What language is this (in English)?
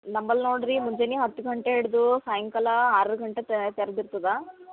Kannada